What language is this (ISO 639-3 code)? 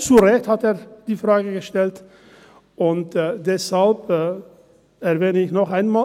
gsw